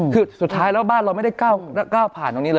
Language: Thai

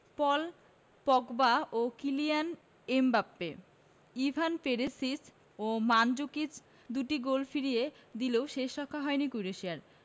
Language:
Bangla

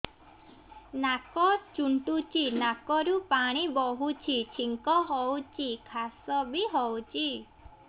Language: Odia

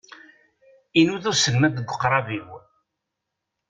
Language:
Kabyle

